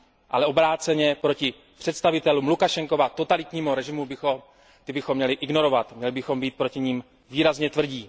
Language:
Czech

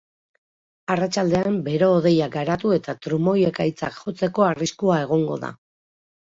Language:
Basque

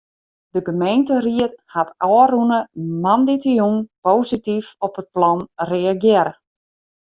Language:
Western Frisian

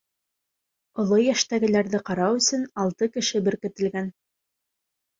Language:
Bashkir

